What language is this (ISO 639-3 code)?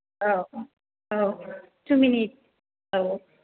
brx